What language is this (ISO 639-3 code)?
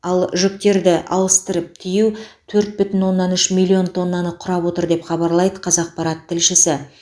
kaz